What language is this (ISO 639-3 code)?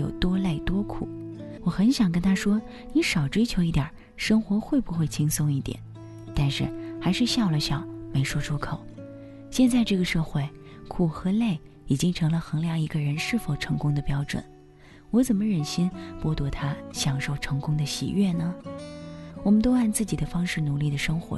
zho